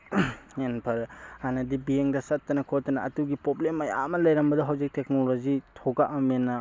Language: Manipuri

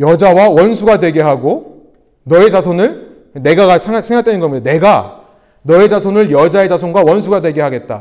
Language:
Korean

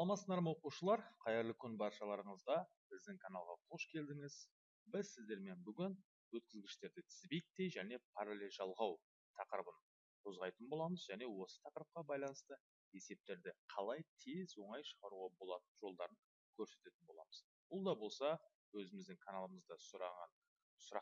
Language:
Turkish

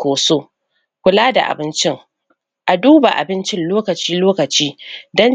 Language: Hausa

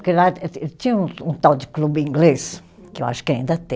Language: Portuguese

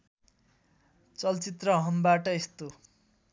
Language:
Nepali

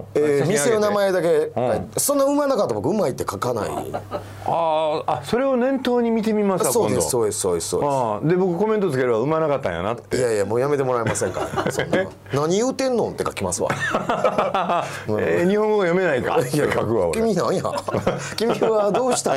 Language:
Japanese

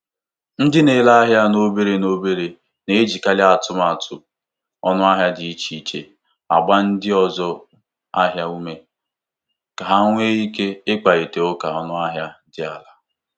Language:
Igbo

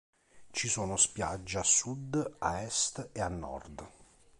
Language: Italian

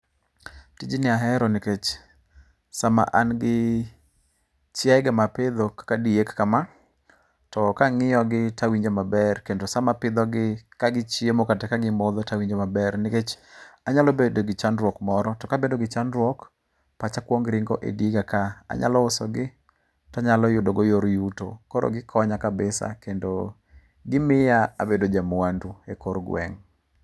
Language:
Luo (Kenya and Tanzania)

